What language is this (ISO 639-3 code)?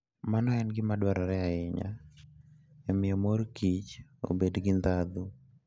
luo